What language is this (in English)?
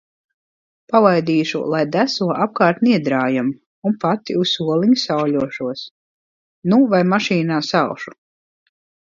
Latvian